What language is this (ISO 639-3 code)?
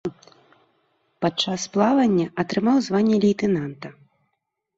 bel